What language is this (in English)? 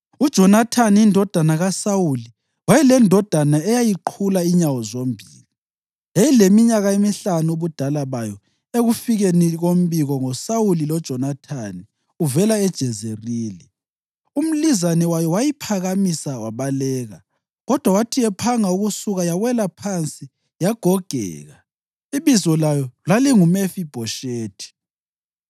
North Ndebele